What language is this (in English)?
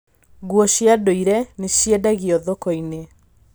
Kikuyu